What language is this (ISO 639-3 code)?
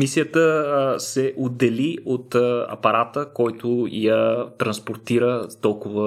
bul